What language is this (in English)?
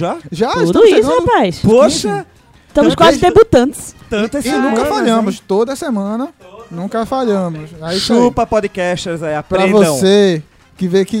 Portuguese